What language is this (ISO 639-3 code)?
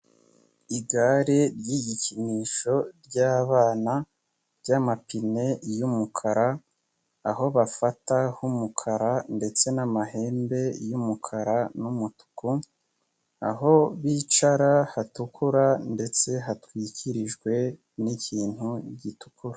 kin